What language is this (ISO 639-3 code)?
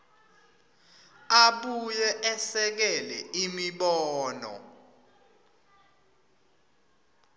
ssw